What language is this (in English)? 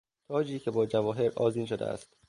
Persian